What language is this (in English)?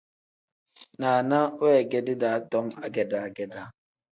Tem